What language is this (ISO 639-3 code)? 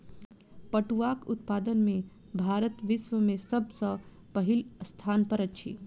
mai